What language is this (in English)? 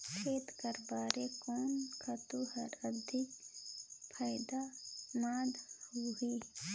Chhattisgarhi